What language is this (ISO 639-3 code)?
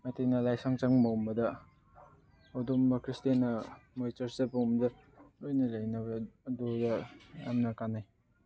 mni